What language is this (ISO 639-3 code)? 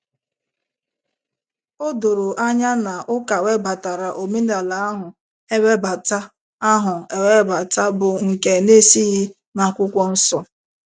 ibo